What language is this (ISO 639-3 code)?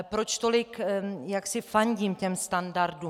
ces